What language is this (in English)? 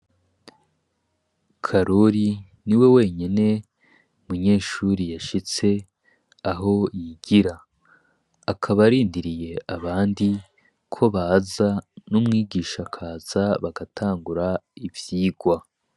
Rundi